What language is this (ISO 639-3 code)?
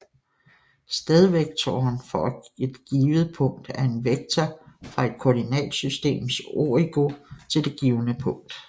dan